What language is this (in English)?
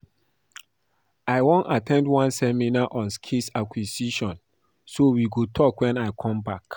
Nigerian Pidgin